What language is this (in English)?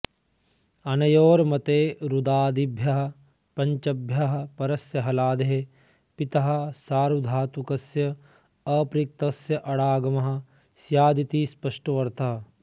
Sanskrit